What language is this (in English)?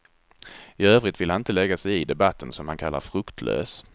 Swedish